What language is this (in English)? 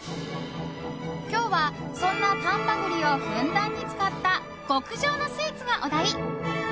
Japanese